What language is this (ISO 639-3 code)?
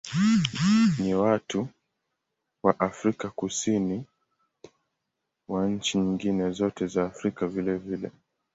swa